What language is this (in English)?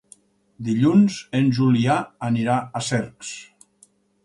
Catalan